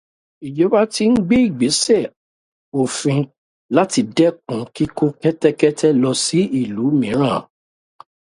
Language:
Yoruba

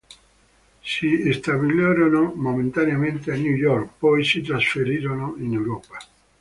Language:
Italian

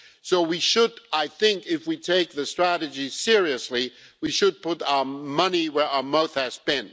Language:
English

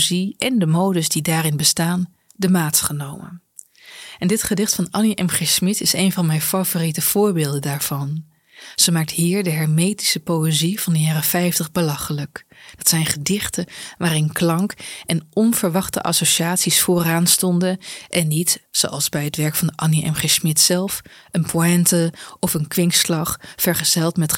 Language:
Dutch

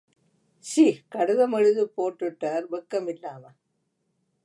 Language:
Tamil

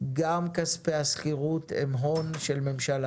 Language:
Hebrew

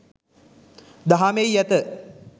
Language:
Sinhala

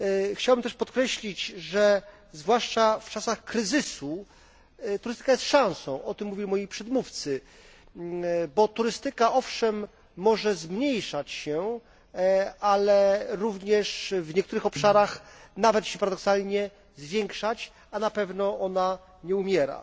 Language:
Polish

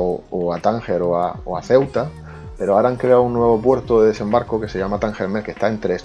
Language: Spanish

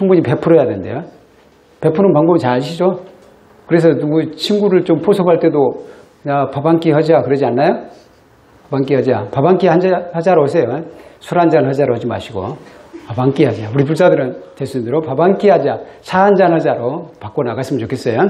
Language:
Korean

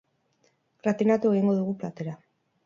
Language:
Basque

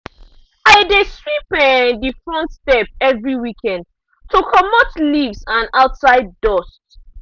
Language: Nigerian Pidgin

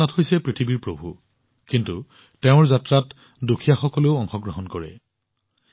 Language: Assamese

